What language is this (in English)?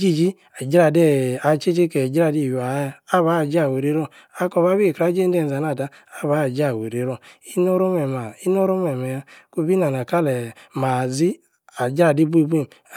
Yace